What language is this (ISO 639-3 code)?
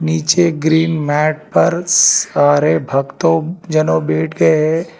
hin